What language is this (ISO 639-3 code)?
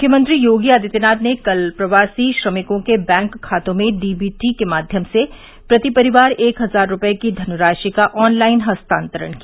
hin